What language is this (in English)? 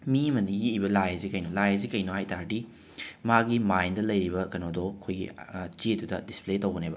Manipuri